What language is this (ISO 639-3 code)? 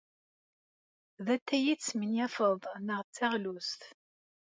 kab